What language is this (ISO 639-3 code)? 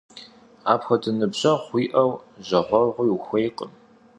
kbd